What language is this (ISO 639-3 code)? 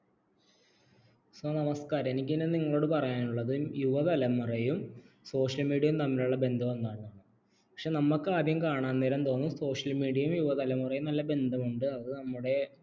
mal